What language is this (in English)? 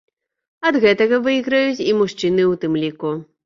Belarusian